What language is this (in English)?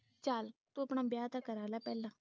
Punjabi